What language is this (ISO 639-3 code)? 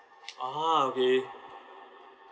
eng